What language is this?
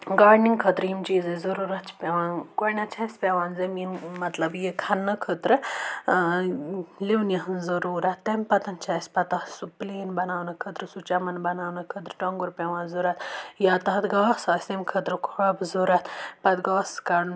Kashmiri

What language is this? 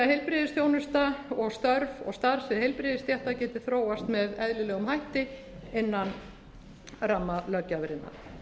Icelandic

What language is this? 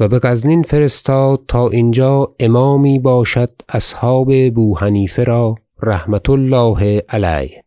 Persian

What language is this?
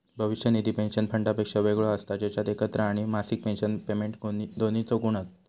Marathi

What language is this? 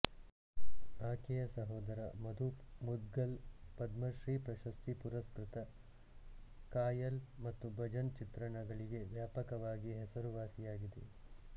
Kannada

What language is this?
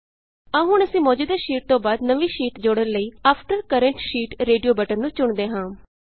Punjabi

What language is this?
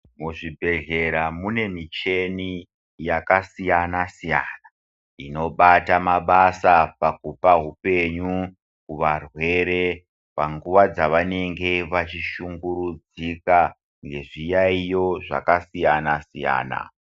Ndau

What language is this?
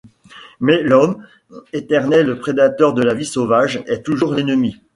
French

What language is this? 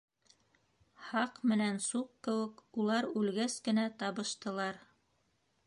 Bashkir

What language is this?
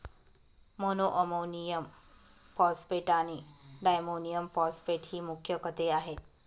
Marathi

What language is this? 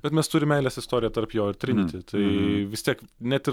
Lithuanian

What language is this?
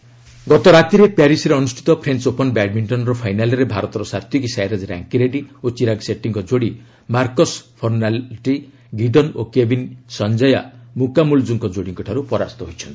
Odia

